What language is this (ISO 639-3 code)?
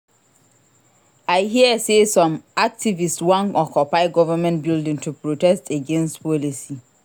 pcm